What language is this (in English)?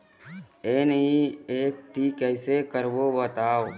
Chhattisgarhi